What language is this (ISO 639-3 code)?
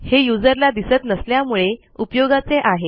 mar